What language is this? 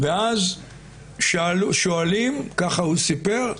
Hebrew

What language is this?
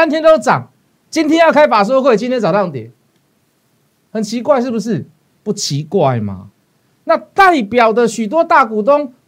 Chinese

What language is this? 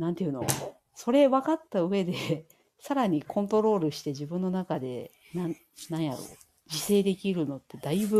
Japanese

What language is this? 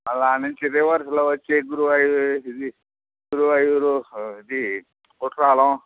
Telugu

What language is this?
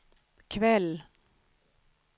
Swedish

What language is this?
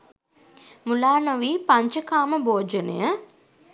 Sinhala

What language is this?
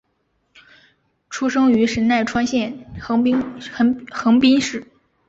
Chinese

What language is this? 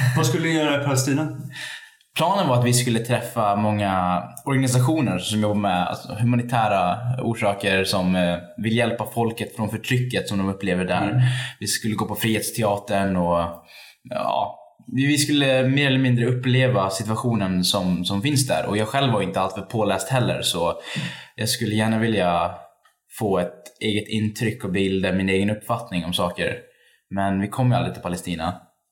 Swedish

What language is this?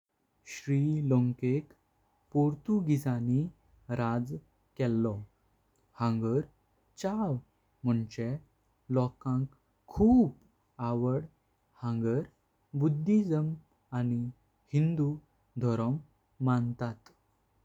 Konkani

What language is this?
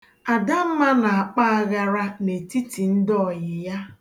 Igbo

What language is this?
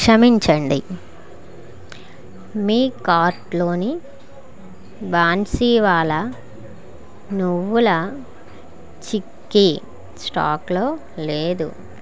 Telugu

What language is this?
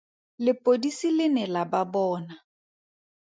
Tswana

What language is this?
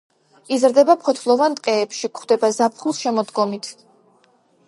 Georgian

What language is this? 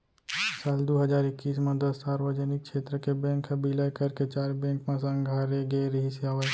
Chhattisgarhi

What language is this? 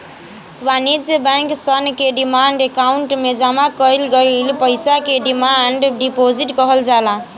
Bhojpuri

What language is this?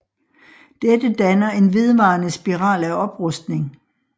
Danish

